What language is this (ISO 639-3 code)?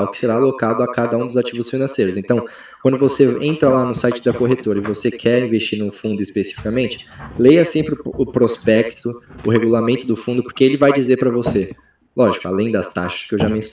por